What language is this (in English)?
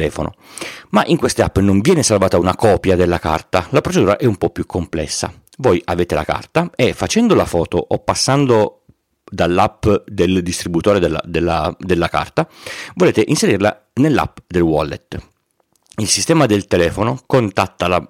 Italian